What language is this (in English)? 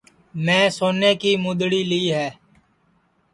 Sansi